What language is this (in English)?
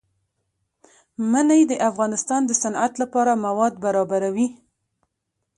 Pashto